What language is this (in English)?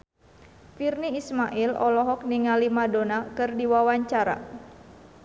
Sundanese